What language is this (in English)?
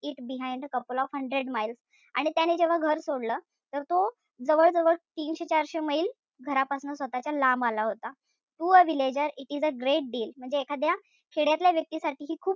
Marathi